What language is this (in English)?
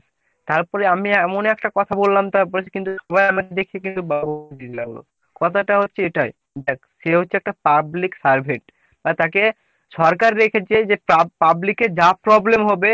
Bangla